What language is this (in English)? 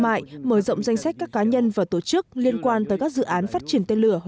Vietnamese